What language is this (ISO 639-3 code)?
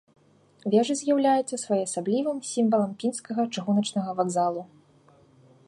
bel